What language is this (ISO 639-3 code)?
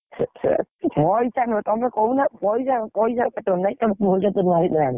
ori